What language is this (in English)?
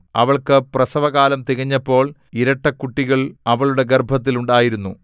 Malayalam